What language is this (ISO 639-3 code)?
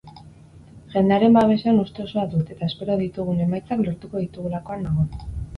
eus